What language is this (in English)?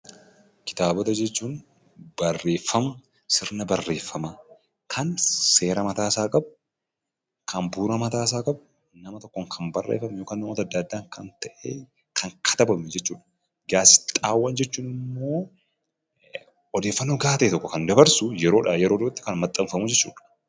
Oromo